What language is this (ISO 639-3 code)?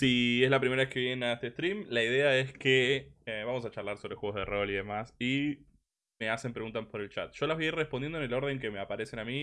spa